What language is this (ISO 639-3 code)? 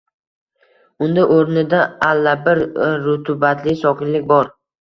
uzb